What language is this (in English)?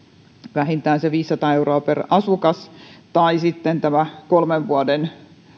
Finnish